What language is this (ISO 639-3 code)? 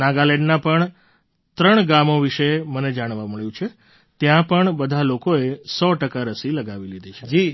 guj